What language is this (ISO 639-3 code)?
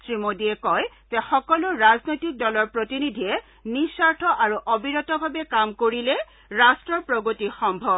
asm